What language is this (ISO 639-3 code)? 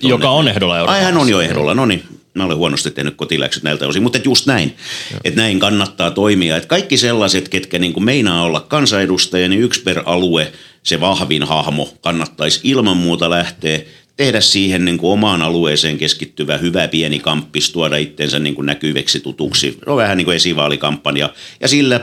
fin